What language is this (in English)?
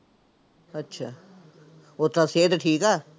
Punjabi